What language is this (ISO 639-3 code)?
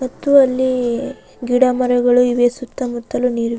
kan